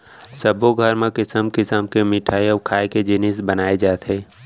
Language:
Chhattisgarhi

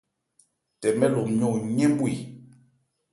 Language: Ebrié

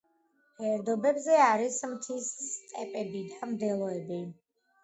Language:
Georgian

